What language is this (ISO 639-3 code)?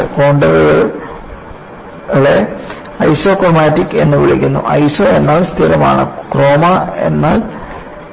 mal